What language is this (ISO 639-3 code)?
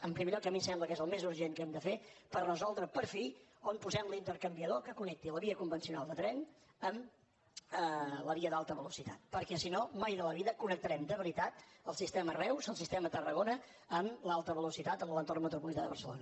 cat